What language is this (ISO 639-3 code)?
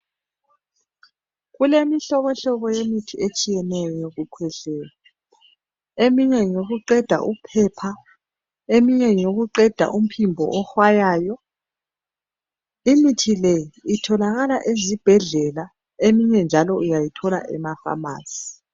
nde